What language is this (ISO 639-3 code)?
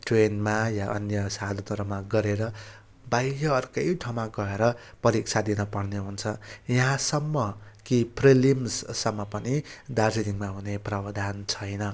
nep